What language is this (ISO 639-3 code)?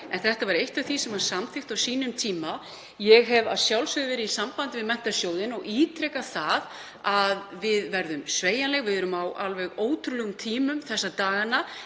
isl